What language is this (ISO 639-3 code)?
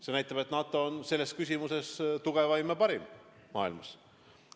est